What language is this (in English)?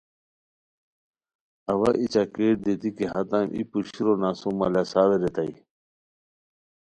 Khowar